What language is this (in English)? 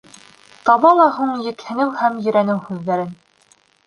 Bashkir